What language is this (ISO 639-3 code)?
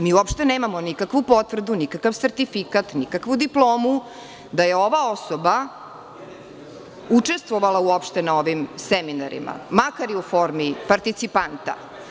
srp